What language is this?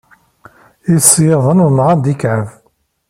Kabyle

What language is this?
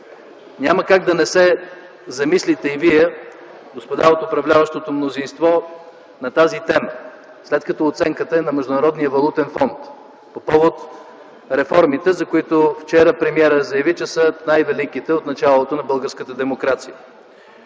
Bulgarian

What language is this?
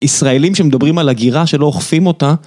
Hebrew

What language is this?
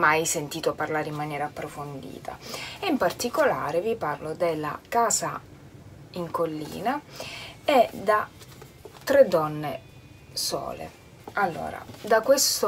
Italian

